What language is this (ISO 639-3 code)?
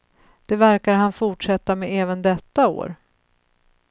swe